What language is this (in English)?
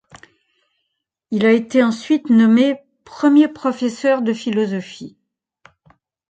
French